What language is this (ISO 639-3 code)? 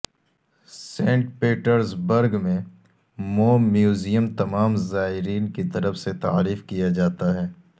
urd